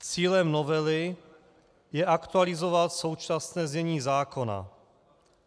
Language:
Czech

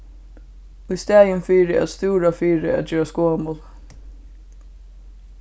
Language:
Faroese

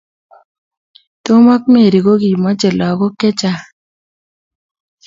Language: Kalenjin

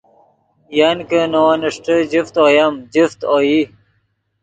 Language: Yidgha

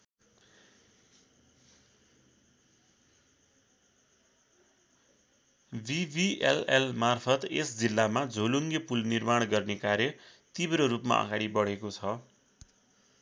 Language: Nepali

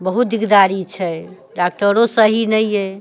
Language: Maithili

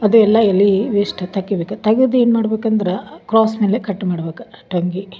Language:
Kannada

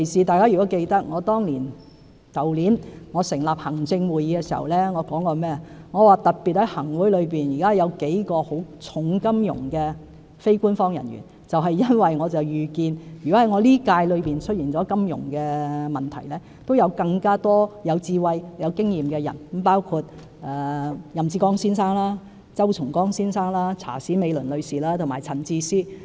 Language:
Cantonese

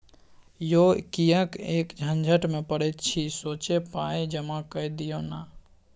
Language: Maithili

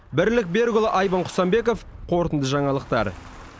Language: Kazakh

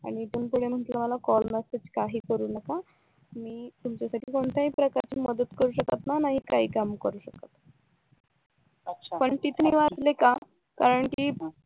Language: Marathi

